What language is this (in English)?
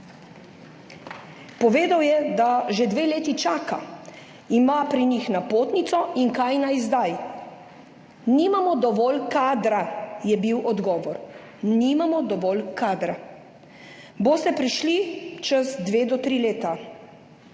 Slovenian